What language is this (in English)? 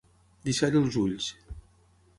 Catalan